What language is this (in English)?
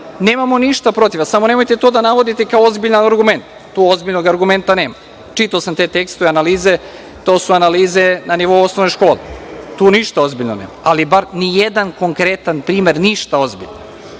Serbian